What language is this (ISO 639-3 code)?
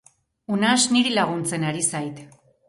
eus